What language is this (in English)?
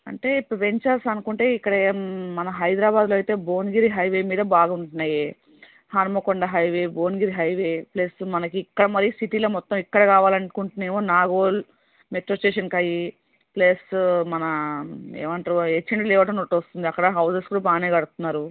Telugu